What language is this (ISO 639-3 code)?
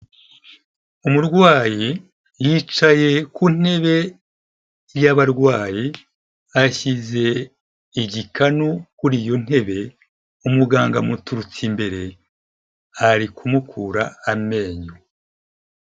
kin